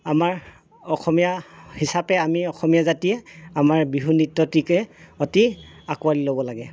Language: Assamese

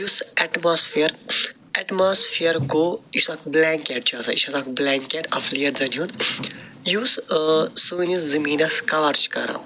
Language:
Kashmiri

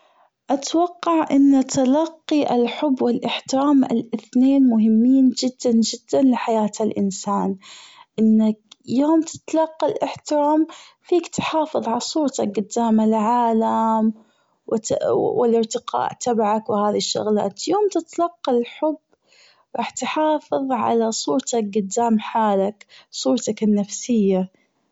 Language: Gulf Arabic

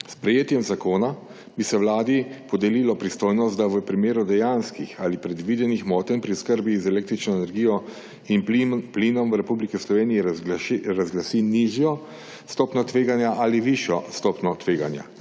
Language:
Slovenian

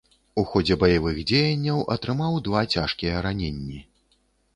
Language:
Belarusian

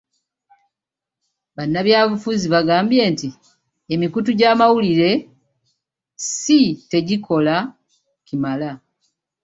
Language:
Ganda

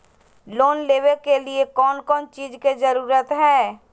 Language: Magahi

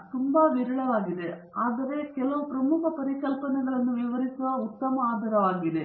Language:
Kannada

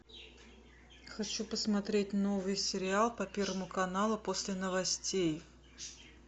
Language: Russian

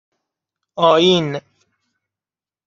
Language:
Persian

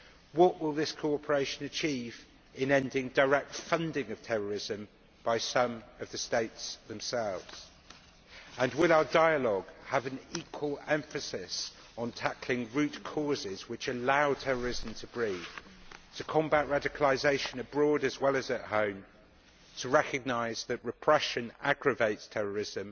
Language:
English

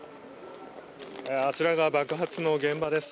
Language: Japanese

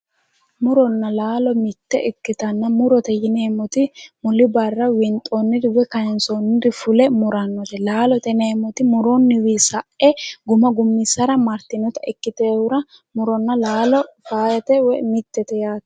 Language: Sidamo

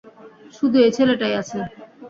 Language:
Bangla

